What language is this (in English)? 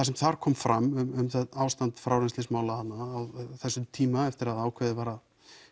Icelandic